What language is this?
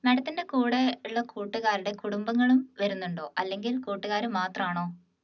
Malayalam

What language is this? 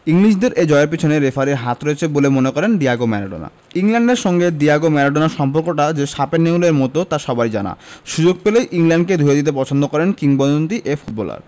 Bangla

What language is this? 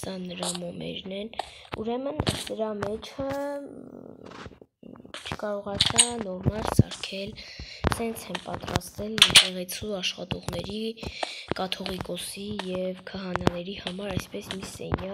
Romanian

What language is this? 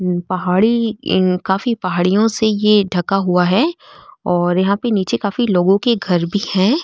Marwari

